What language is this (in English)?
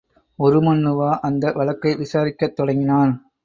Tamil